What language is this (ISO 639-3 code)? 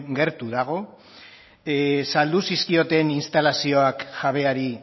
eus